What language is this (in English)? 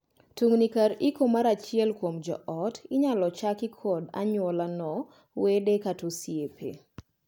Luo (Kenya and Tanzania)